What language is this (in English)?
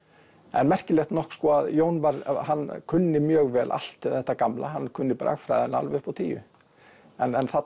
Icelandic